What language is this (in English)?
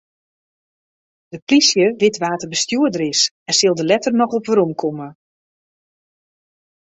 Western Frisian